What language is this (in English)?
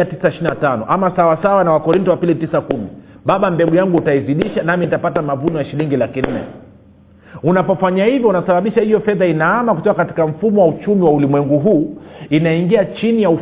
Swahili